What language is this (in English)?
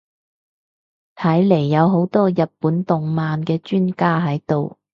Cantonese